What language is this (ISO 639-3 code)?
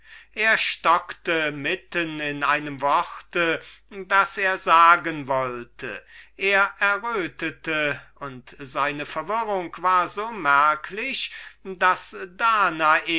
deu